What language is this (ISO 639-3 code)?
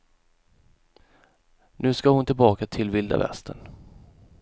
swe